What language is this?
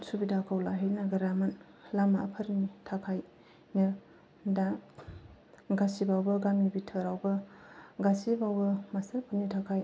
Bodo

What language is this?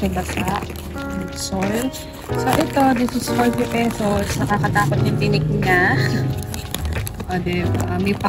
Filipino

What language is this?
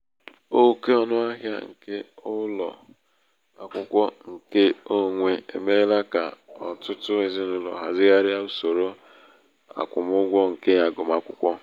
Igbo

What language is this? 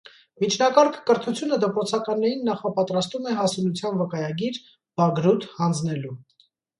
Armenian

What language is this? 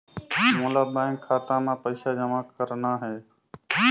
Chhattisgarhi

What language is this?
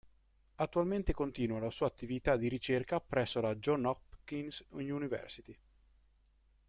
Italian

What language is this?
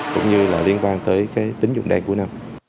Vietnamese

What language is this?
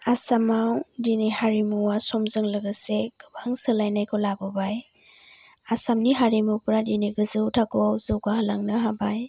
Bodo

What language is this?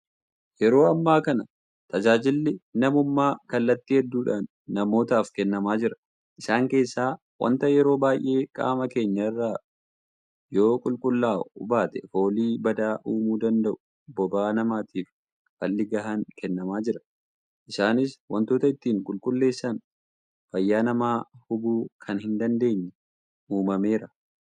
Oromo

